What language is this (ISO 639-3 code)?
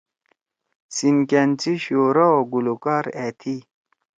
trw